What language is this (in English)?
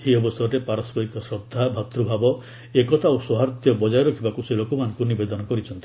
Odia